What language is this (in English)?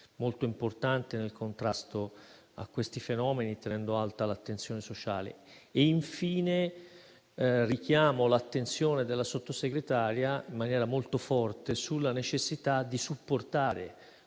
Italian